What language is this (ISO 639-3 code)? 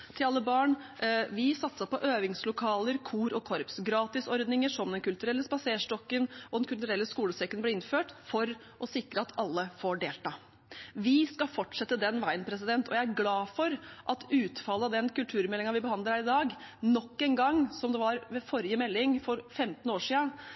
nob